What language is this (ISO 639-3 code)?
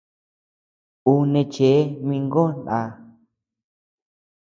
cux